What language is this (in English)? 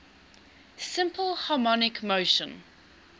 English